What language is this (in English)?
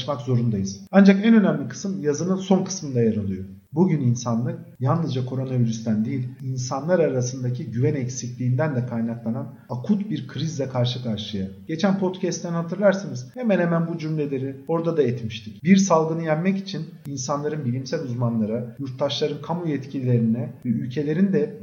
Turkish